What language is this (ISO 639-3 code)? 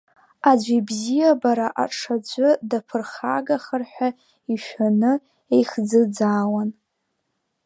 abk